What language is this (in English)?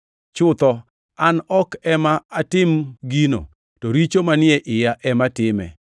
Luo (Kenya and Tanzania)